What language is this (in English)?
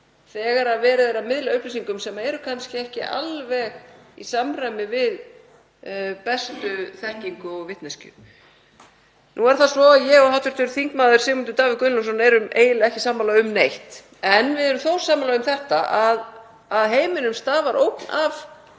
Icelandic